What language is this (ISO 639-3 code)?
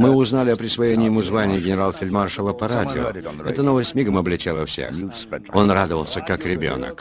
rus